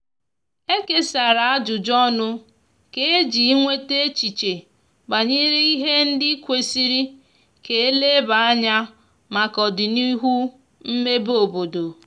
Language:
Igbo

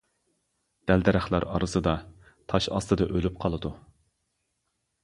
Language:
Uyghur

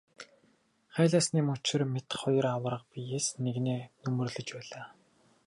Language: Mongolian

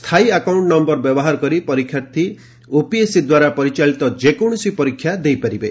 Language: Odia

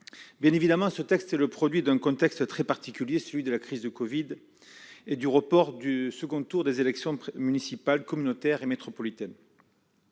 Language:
French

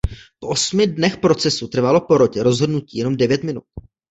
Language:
Czech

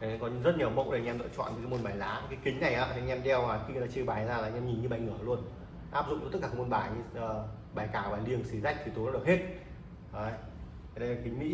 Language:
Vietnamese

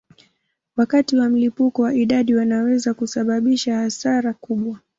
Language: Swahili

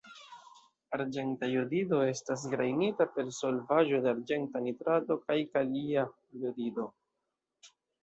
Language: Esperanto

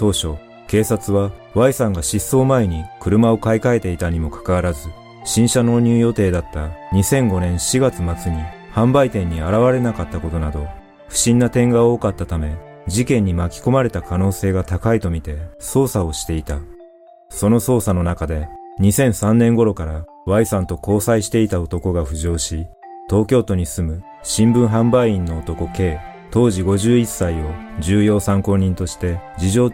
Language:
Japanese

